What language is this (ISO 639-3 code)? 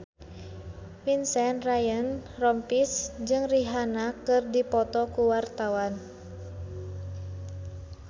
sun